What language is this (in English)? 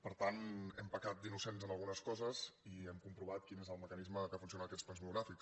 Catalan